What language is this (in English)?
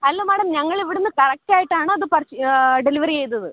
Malayalam